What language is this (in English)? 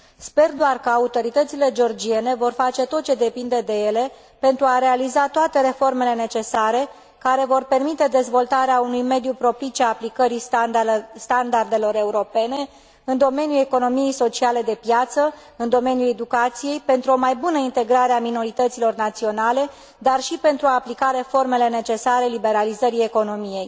Romanian